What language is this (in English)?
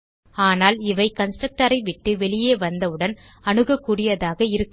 Tamil